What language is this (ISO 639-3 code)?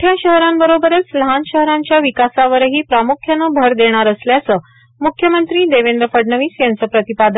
mar